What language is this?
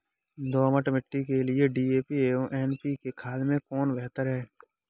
Hindi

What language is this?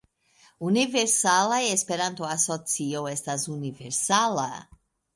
Esperanto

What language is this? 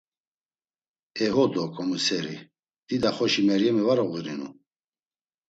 Laz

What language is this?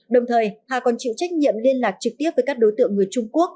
Vietnamese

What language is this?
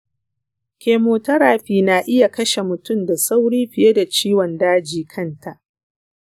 Hausa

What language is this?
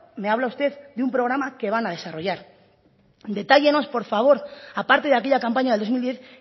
Spanish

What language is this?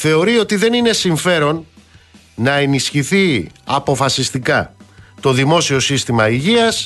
Greek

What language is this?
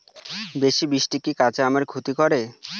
Bangla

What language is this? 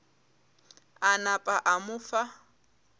Northern Sotho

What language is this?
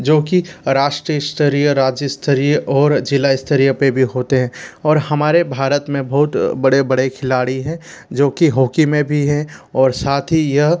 Hindi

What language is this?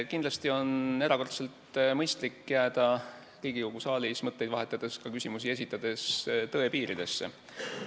Estonian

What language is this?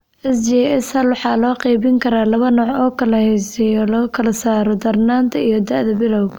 Somali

